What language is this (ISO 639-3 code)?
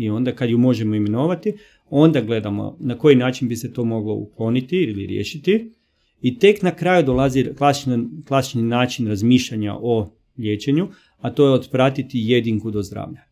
hrv